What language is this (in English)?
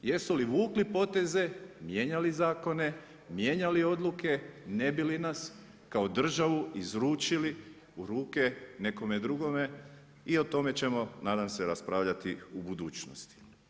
Croatian